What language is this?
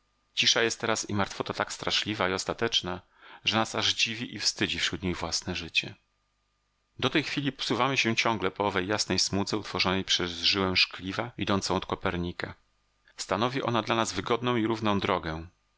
Polish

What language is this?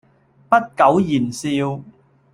Cantonese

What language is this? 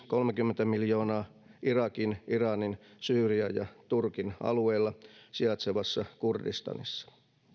Finnish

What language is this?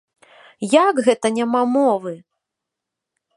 Belarusian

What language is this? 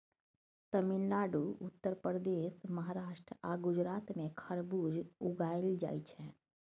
Maithili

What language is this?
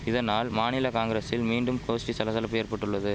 Tamil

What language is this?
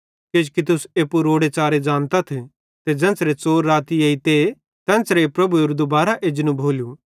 Bhadrawahi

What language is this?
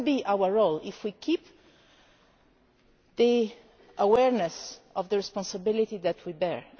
English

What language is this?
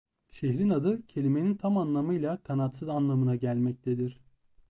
Turkish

